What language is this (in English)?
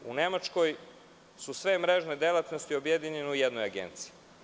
Serbian